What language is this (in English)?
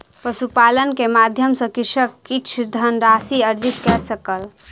Maithili